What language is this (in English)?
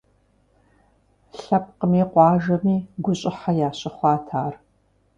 Kabardian